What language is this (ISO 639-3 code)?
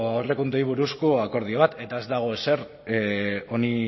eus